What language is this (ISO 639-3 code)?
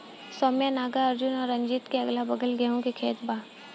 bho